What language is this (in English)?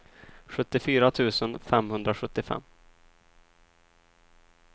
Swedish